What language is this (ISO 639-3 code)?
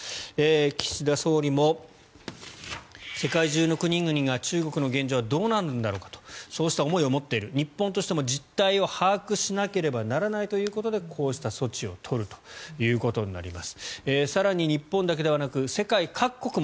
jpn